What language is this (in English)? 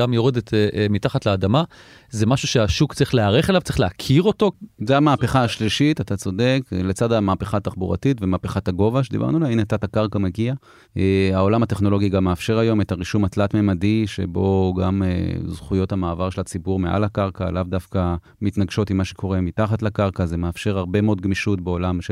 Hebrew